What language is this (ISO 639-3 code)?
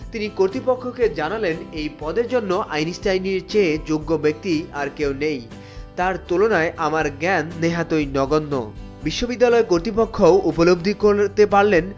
ben